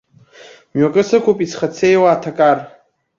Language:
Abkhazian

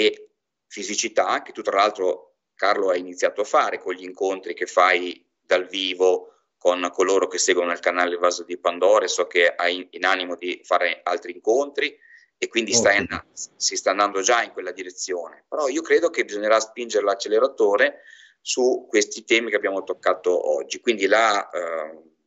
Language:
Italian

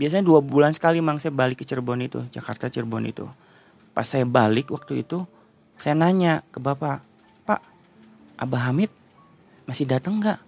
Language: Indonesian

